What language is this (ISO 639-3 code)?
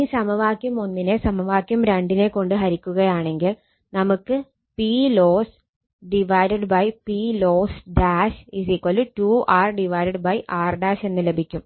mal